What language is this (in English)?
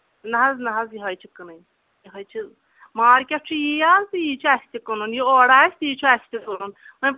Kashmiri